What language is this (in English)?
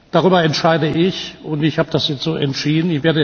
German